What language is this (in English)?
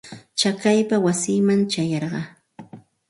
Santa Ana de Tusi Pasco Quechua